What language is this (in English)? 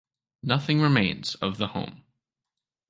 English